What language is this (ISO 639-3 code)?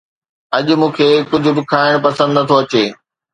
snd